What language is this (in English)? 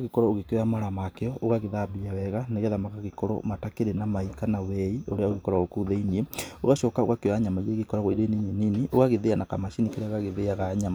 Kikuyu